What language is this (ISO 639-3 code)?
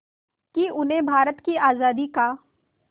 hin